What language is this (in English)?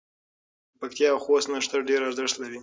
Pashto